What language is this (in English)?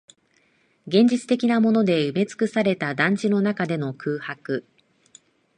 Japanese